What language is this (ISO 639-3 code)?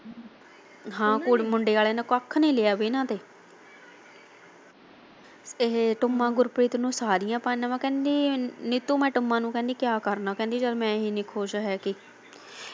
pan